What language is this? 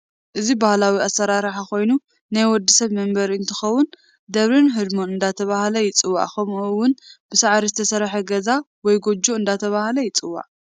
Tigrinya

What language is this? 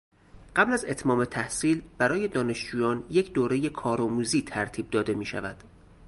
Persian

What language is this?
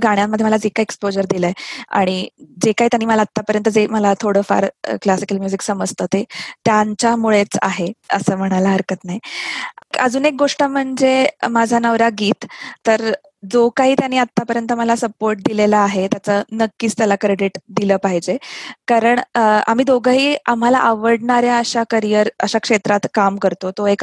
Marathi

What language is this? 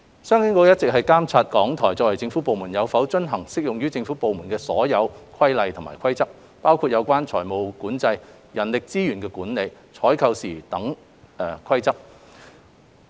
Cantonese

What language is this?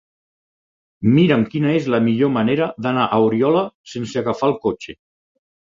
Catalan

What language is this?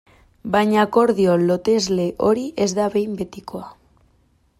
Basque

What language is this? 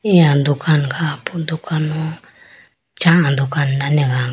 Idu-Mishmi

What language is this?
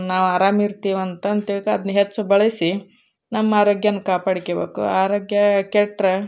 Kannada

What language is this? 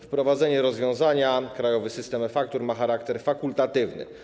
Polish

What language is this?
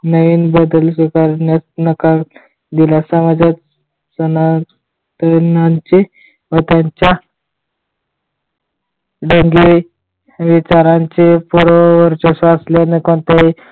Marathi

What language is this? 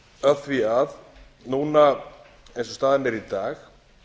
Icelandic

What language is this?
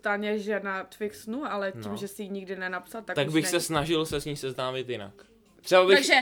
Czech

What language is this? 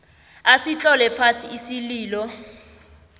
South Ndebele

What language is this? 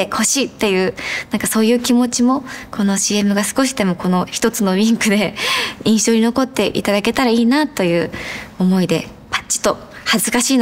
Japanese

